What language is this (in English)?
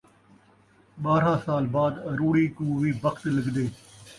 Saraiki